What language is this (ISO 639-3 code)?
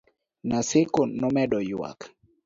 luo